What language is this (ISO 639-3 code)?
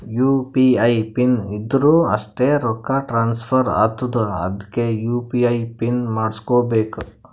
kan